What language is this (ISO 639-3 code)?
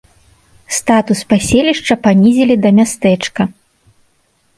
bel